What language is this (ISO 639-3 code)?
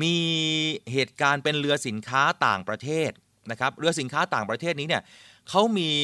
tha